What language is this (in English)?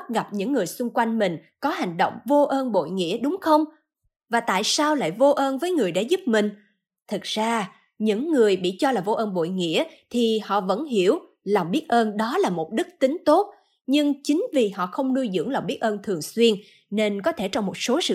Vietnamese